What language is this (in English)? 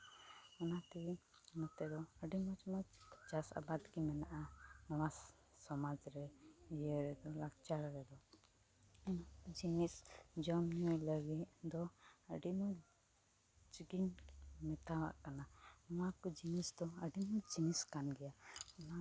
Santali